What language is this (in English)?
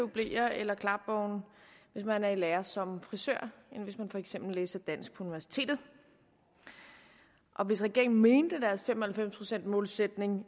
Danish